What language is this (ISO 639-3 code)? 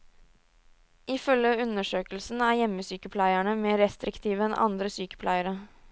nor